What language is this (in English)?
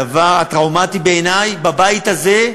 Hebrew